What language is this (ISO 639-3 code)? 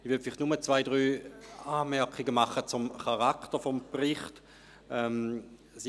gsw